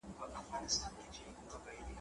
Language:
Pashto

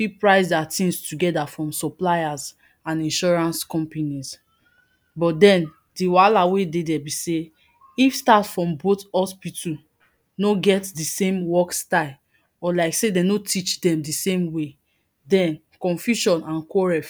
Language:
Nigerian Pidgin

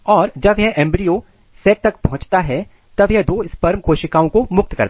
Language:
Hindi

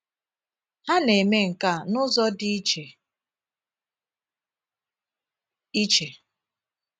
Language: Igbo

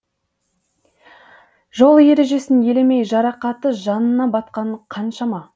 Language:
Kazakh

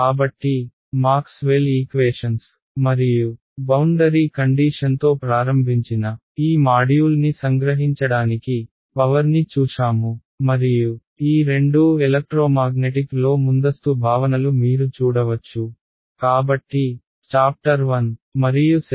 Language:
Telugu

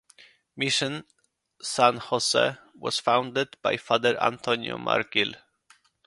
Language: English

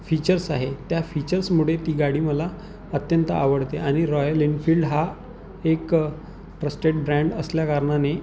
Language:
Marathi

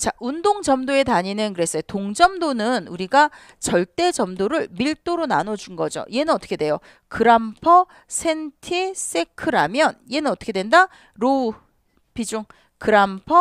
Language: Korean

